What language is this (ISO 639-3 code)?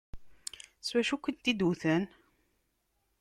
kab